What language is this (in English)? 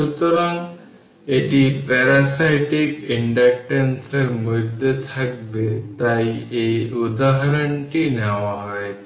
Bangla